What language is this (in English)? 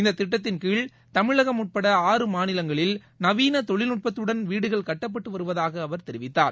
Tamil